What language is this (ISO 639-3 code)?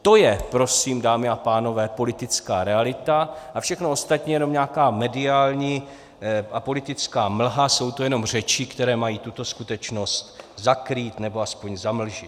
ces